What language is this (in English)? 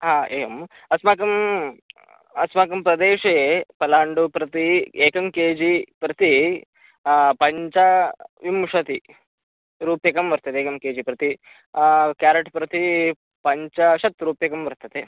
Sanskrit